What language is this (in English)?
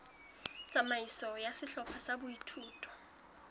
Southern Sotho